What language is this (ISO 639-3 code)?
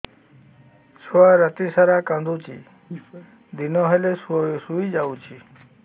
ori